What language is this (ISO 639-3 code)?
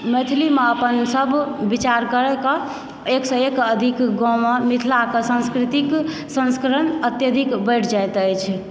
mai